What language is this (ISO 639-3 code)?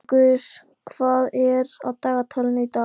isl